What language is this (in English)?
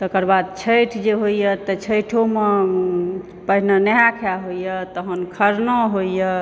Maithili